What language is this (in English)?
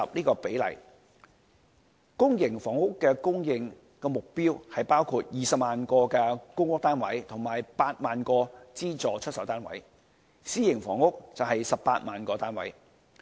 Cantonese